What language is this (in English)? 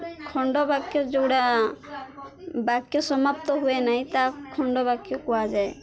Odia